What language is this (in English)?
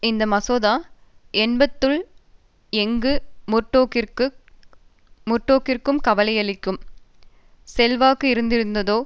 Tamil